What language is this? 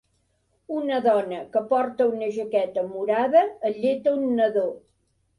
Catalan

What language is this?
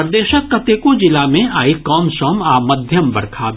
Maithili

